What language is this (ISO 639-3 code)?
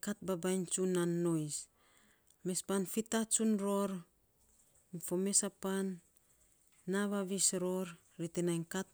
sps